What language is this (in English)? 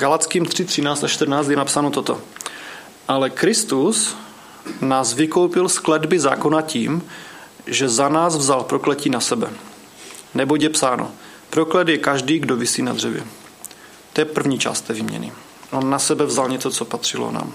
Czech